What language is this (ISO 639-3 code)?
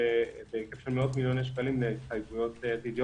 heb